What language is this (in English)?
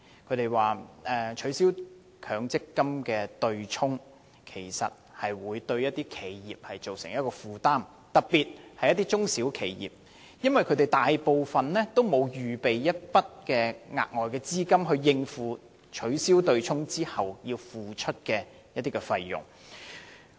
Cantonese